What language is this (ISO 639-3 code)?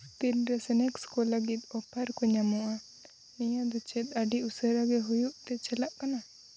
sat